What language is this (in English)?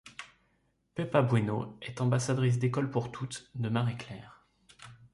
French